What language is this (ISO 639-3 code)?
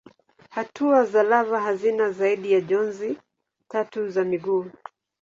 swa